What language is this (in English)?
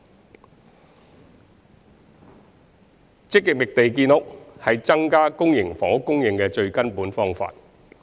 Cantonese